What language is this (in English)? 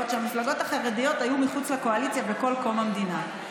Hebrew